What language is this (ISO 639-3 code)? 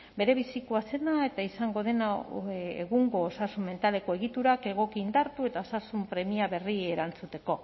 eus